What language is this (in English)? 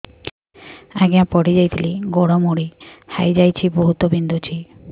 Odia